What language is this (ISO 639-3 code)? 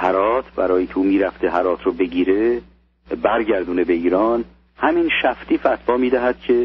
fas